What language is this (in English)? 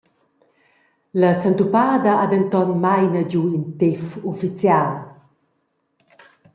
Romansh